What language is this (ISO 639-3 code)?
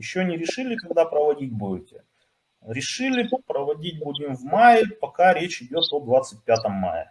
rus